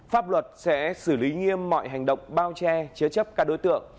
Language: Vietnamese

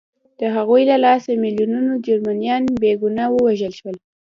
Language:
Pashto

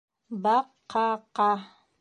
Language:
Bashkir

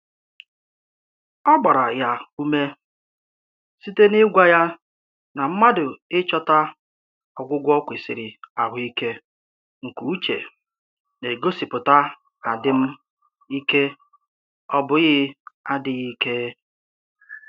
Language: Igbo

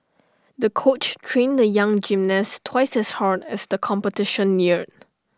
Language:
English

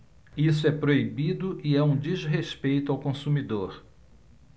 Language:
Portuguese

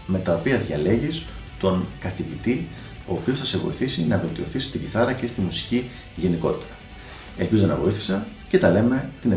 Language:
Greek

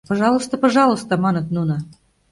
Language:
Mari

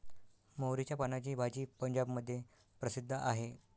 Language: Marathi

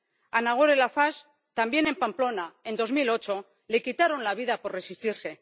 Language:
Spanish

